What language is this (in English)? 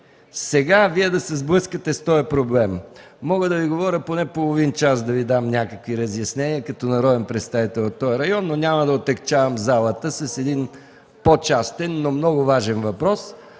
Bulgarian